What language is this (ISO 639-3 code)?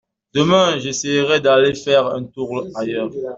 fra